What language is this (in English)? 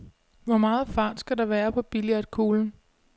Danish